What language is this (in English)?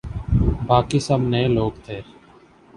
Urdu